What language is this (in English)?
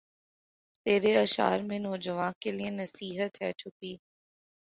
Urdu